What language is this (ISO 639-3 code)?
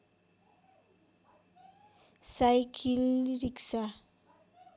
nep